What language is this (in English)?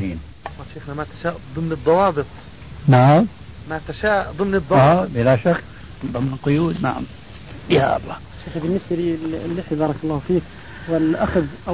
Arabic